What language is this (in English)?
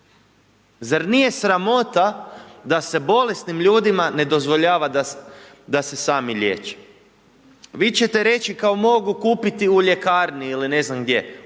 Croatian